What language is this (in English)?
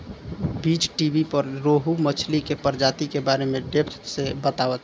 Bhojpuri